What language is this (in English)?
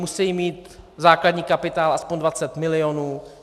Czech